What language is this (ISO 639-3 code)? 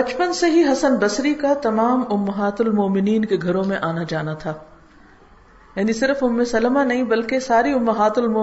urd